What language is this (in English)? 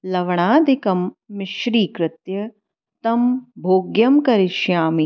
Sanskrit